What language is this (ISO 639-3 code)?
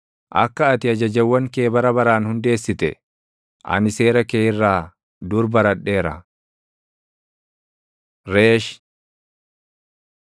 orm